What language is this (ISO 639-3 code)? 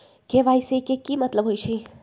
mag